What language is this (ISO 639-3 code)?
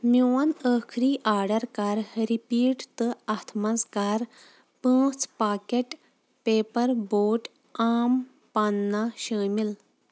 kas